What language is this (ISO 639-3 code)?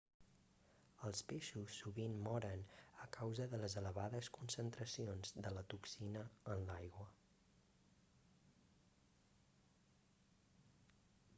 cat